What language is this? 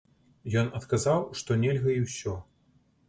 Belarusian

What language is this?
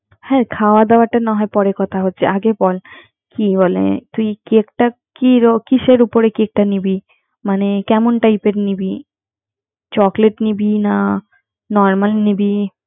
Bangla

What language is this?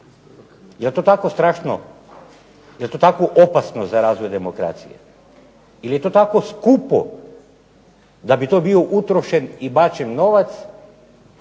Croatian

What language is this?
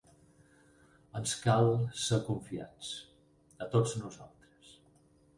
Catalan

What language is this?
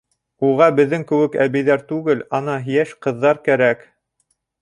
Bashkir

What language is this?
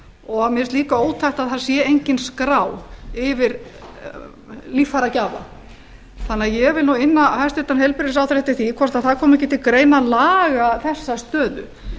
Icelandic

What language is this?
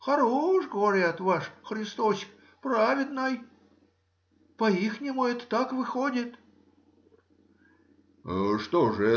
Russian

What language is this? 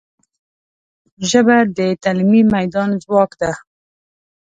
Pashto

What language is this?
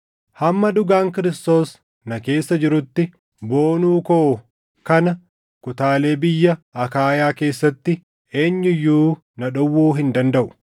Oromo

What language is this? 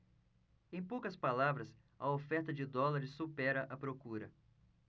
Portuguese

